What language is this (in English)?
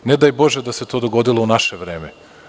Serbian